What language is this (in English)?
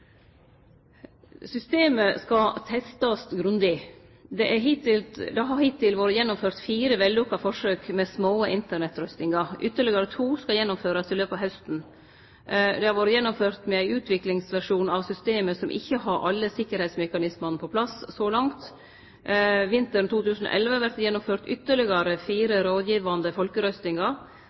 Norwegian Nynorsk